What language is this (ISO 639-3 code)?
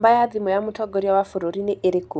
kik